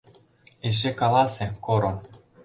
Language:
Mari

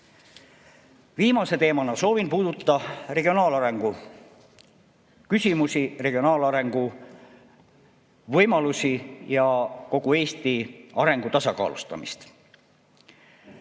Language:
Estonian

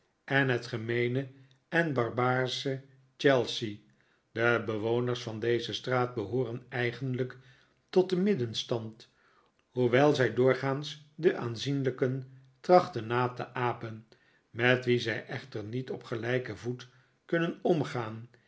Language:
Dutch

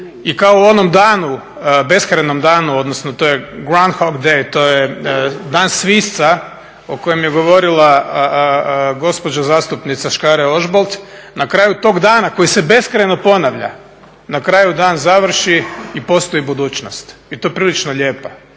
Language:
Croatian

